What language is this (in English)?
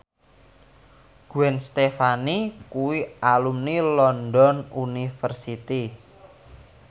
Javanese